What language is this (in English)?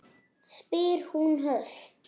Icelandic